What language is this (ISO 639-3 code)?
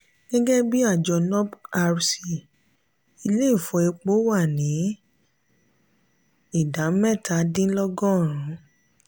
yor